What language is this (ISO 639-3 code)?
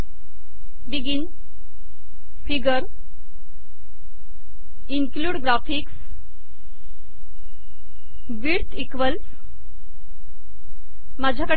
mar